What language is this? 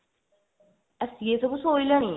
Odia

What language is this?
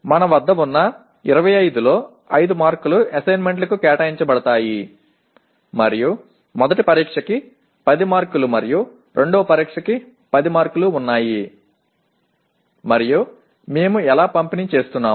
Telugu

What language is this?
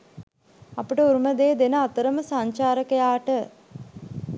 Sinhala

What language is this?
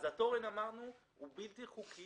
Hebrew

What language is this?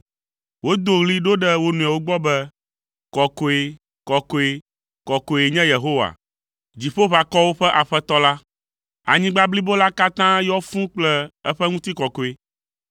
Ewe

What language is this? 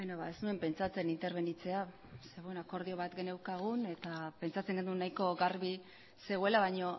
Basque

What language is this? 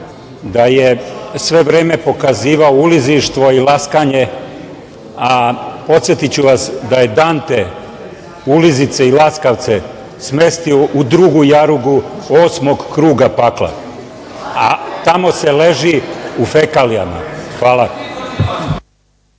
Serbian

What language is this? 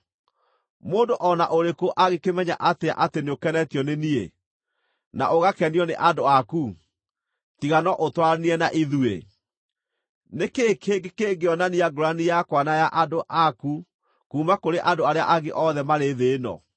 Kikuyu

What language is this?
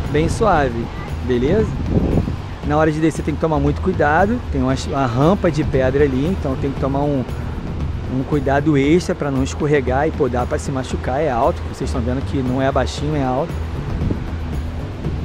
Portuguese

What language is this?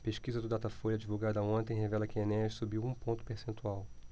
Portuguese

